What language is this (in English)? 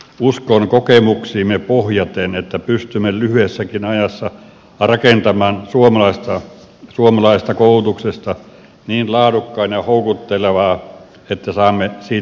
Finnish